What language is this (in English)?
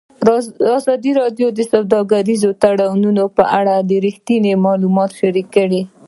Pashto